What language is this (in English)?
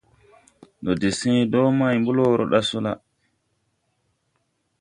Tupuri